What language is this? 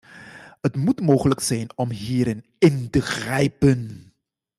Dutch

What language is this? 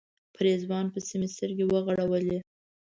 Pashto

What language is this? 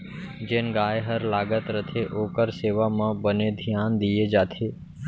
Chhattisgarhi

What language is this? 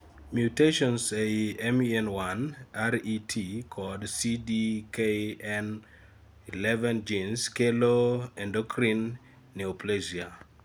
Luo (Kenya and Tanzania)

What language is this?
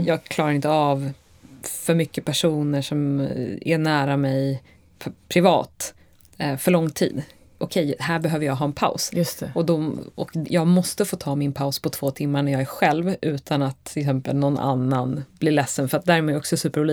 Swedish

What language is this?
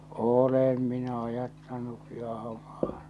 Finnish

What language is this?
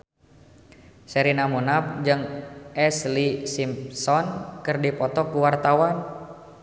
Sundanese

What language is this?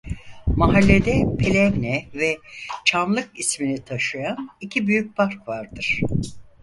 Turkish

